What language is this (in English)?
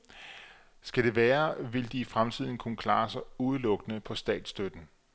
Danish